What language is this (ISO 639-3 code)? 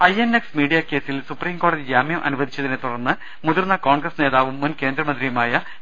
mal